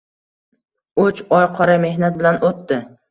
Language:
Uzbek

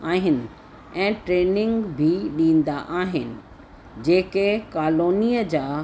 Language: Sindhi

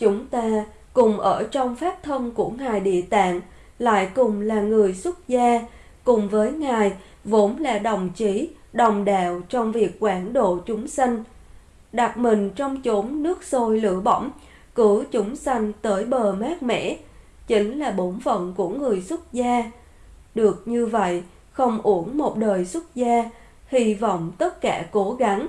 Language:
Vietnamese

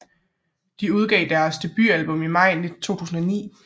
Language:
Danish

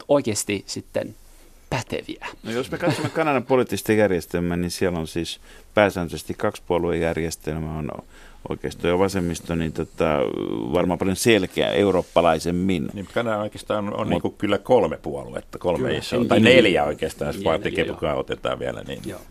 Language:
Finnish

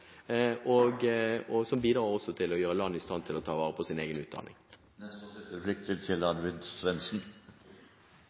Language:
Norwegian Bokmål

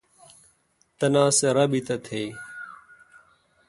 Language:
Kalkoti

